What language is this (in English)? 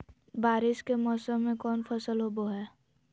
Magahi